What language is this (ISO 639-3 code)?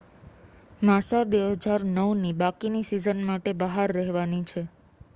guj